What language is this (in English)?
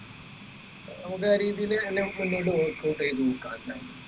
Malayalam